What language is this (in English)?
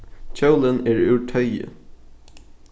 Faroese